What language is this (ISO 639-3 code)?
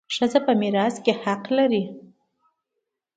pus